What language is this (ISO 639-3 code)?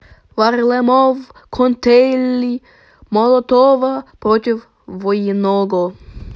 rus